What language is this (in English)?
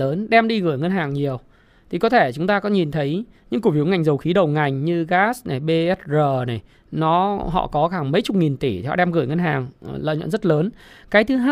Vietnamese